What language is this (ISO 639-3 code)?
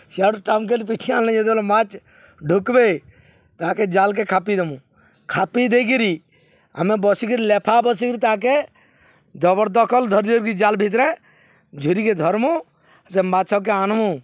ori